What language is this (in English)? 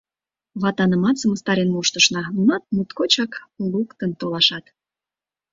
Mari